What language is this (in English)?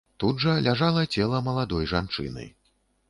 Belarusian